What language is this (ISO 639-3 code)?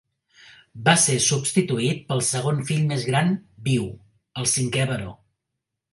cat